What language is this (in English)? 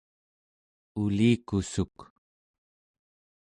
Central Yupik